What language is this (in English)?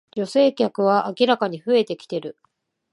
Japanese